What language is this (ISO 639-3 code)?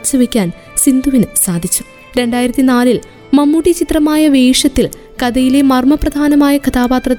mal